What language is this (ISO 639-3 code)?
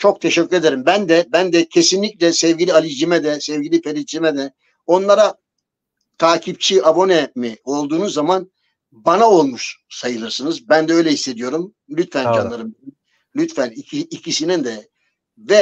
tur